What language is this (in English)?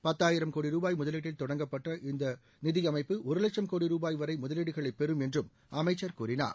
Tamil